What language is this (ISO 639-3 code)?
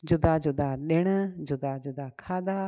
snd